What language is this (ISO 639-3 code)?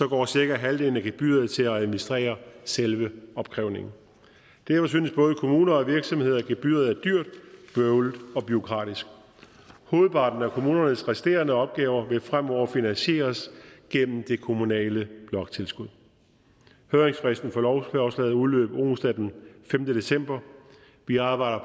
dan